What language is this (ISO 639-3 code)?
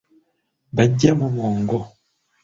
lug